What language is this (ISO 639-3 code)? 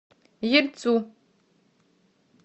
rus